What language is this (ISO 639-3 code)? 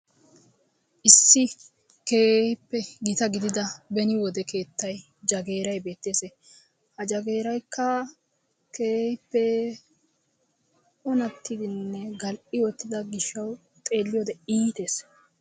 wal